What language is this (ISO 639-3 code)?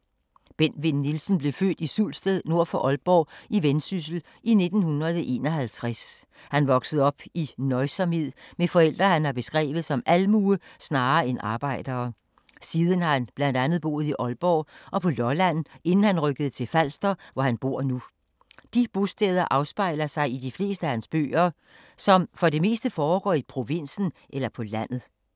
dan